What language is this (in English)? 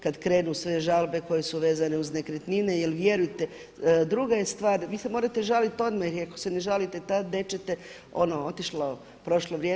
Croatian